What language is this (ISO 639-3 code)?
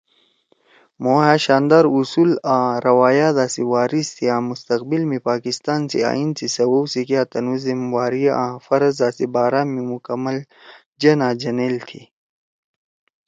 trw